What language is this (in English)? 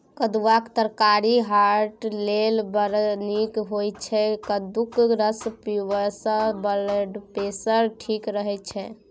Maithili